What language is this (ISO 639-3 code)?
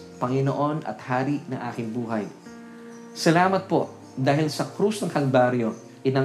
fil